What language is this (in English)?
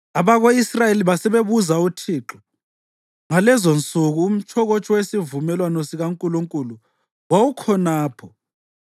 North Ndebele